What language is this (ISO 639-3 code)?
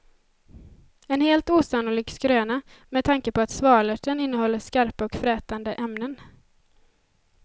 swe